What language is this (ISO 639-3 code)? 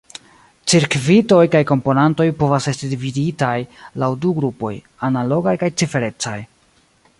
epo